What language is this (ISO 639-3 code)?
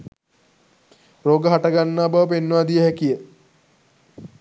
sin